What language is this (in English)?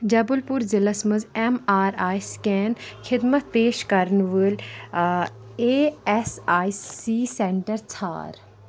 Kashmiri